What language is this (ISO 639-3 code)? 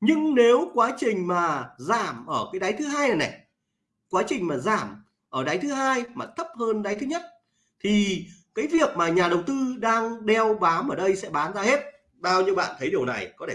vie